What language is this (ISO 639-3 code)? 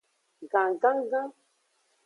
ajg